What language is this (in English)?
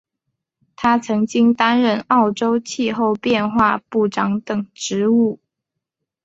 Chinese